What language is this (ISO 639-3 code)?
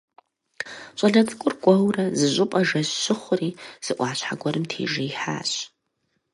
kbd